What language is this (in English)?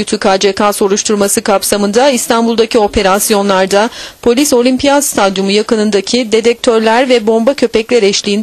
Turkish